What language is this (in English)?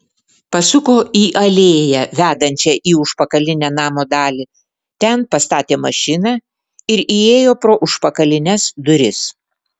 Lithuanian